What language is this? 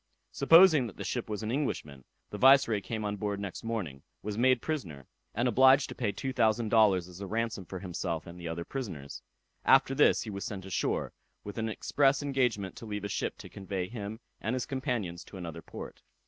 English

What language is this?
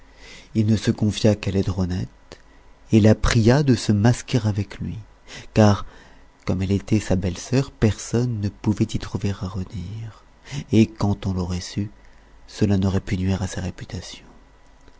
French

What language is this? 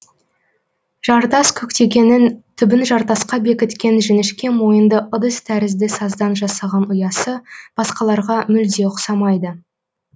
Kazakh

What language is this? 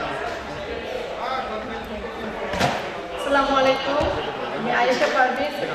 Arabic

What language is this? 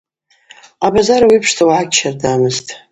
Abaza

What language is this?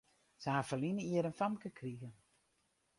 Western Frisian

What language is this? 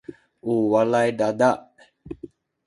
Sakizaya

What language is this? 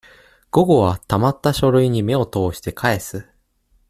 Japanese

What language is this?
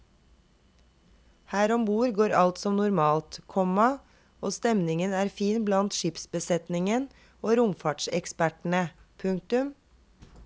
Norwegian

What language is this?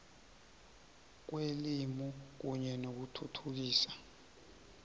South Ndebele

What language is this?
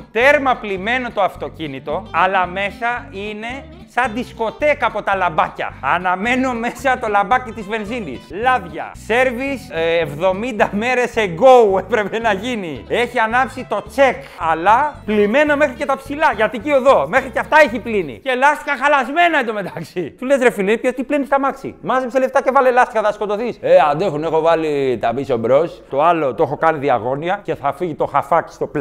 Greek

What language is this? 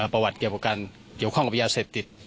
Thai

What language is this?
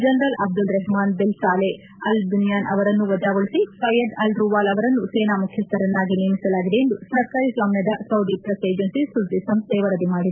Kannada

